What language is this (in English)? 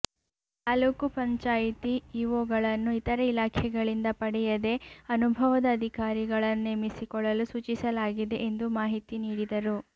Kannada